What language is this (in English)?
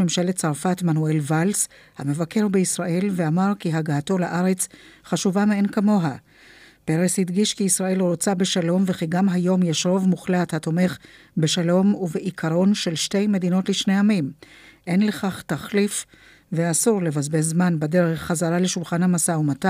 Hebrew